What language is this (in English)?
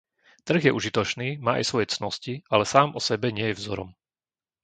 Slovak